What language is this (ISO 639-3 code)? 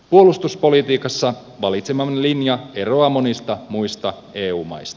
fin